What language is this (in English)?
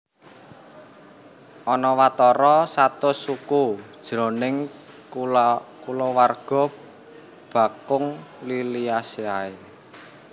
Javanese